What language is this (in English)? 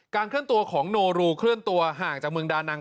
Thai